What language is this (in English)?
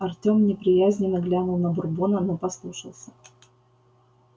Russian